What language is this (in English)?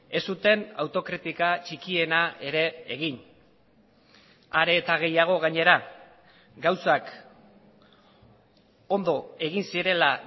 Basque